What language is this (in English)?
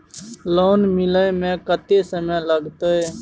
Maithili